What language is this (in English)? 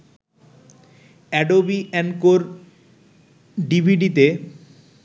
Bangla